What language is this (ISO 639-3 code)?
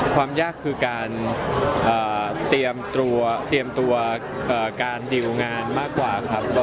tha